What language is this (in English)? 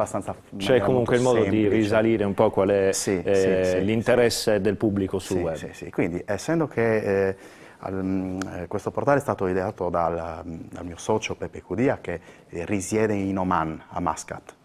Italian